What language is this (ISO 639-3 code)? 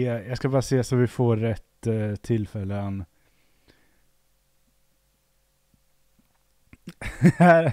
swe